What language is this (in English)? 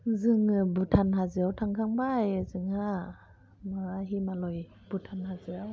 Bodo